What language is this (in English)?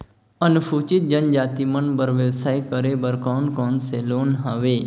Chhattisgarhi